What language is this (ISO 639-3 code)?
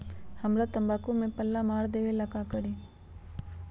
mag